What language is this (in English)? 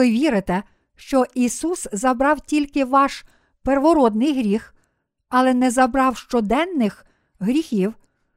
Ukrainian